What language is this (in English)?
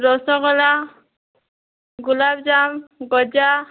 Odia